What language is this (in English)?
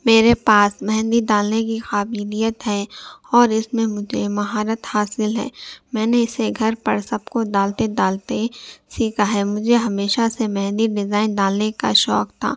Urdu